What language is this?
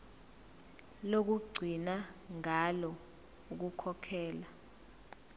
Zulu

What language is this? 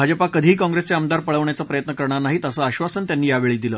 Marathi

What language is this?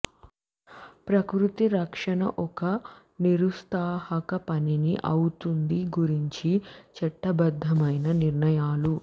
Telugu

